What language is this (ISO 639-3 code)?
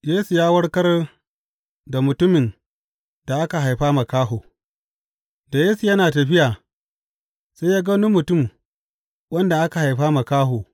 hau